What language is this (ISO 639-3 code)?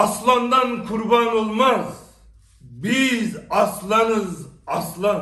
tur